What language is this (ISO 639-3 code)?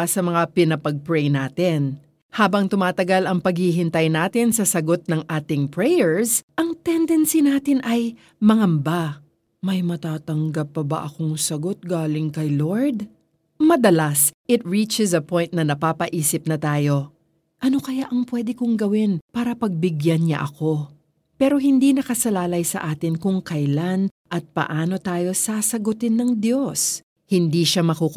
fil